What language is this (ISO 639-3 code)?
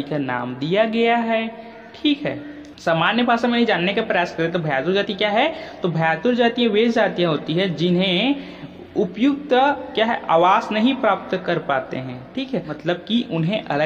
hin